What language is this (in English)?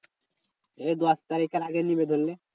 Bangla